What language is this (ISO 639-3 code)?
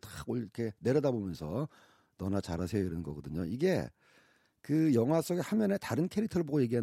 kor